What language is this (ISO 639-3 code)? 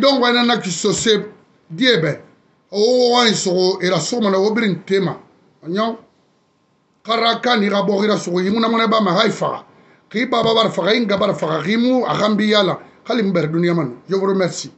fra